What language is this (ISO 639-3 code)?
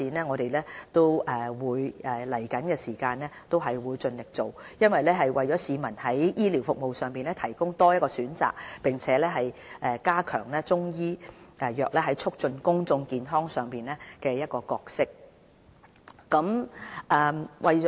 yue